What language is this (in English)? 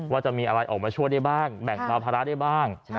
Thai